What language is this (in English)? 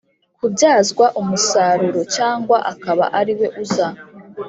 Kinyarwanda